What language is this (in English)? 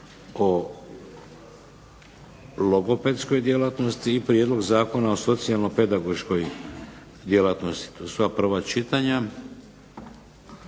Croatian